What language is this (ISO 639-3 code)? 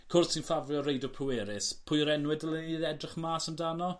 cym